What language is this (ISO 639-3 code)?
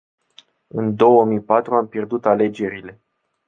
ron